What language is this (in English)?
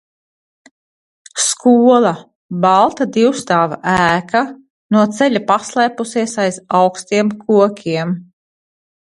Latvian